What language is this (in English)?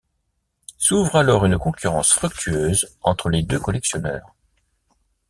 French